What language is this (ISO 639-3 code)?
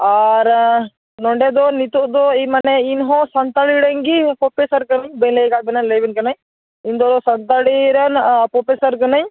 sat